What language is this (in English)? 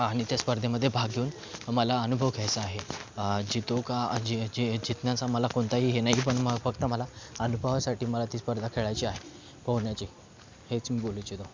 Marathi